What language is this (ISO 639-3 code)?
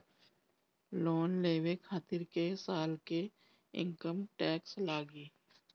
bho